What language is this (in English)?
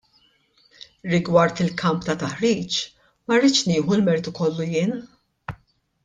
Maltese